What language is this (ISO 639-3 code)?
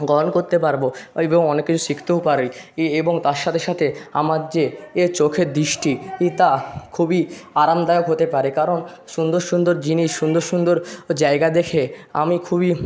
ben